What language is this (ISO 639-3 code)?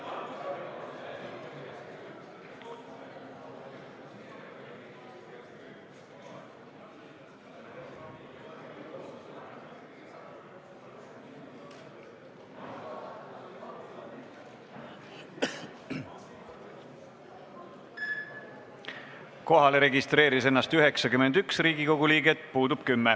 est